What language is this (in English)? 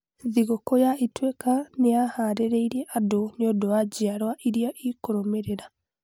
Kikuyu